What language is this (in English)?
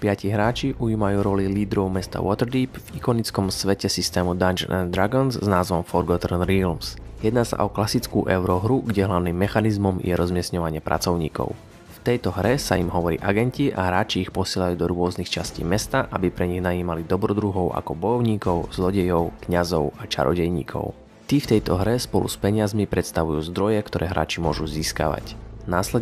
Slovak